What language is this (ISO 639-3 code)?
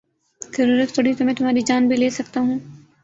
urd